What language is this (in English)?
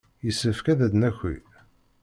Kabyle